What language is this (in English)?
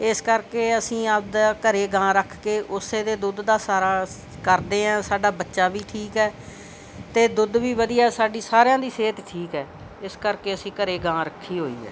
Punjabi